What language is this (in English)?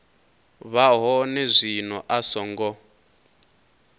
Venda